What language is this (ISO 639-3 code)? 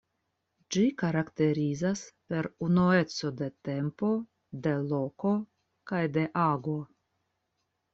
epo